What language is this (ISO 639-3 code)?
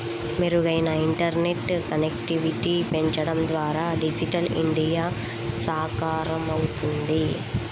tel